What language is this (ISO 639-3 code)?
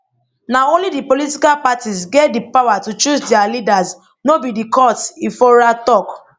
pcm